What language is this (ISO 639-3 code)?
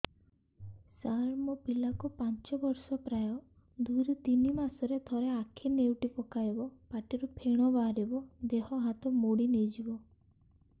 ori